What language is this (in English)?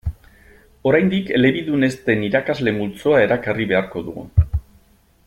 Basque